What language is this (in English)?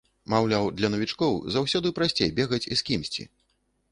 Belarusian